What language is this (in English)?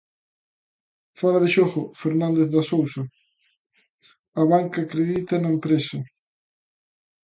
Galician